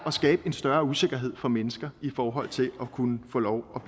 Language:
Danish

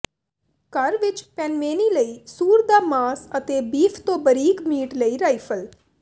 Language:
Punjabi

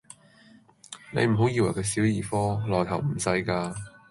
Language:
Cantonese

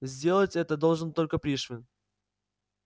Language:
Russian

